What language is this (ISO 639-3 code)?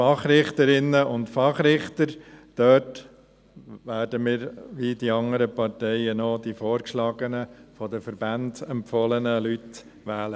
gsw